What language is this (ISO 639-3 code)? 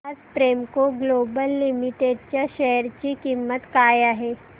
mar